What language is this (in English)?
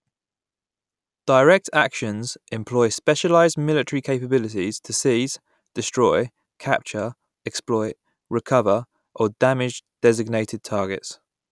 English